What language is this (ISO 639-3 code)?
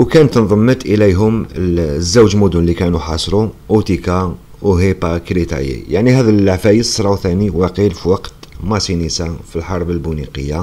ara